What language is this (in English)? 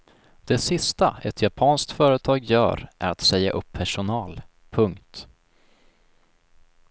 Swedish